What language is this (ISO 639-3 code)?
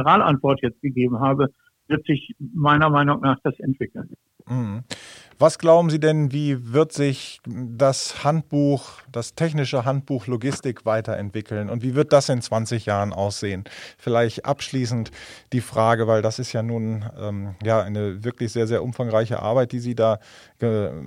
deu